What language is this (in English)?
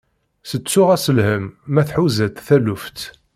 Kabyle